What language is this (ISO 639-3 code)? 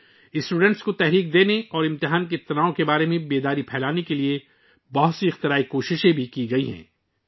urd